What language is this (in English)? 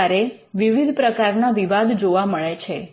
Gujarati